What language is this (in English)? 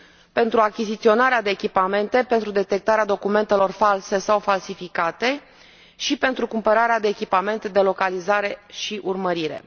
Romanian